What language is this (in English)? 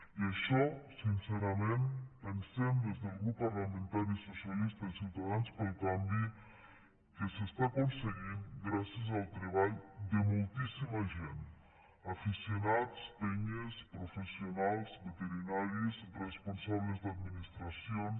Catalan